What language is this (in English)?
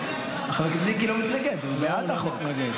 Hebrew